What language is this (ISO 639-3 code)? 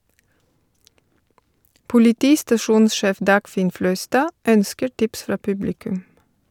nor